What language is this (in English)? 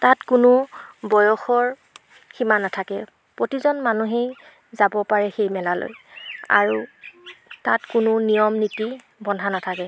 Assamese